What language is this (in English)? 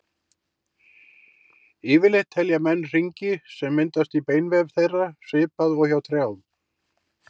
Icelandic